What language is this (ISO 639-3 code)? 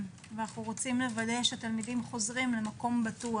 heb